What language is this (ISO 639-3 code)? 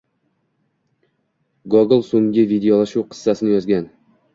uzb